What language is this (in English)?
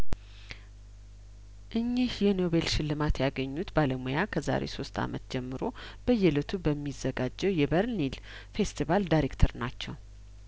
Amharic